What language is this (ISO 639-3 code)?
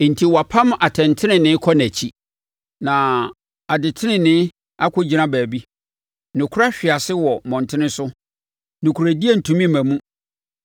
aka